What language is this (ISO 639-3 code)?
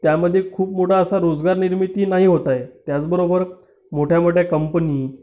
mar